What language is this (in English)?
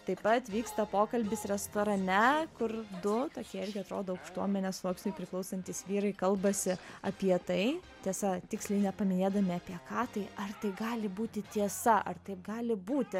Lithuanian